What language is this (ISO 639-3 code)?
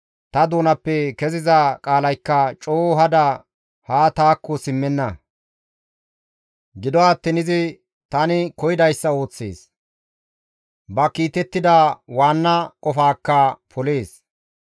gmv